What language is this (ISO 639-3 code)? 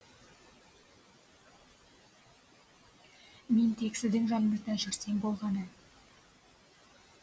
kaz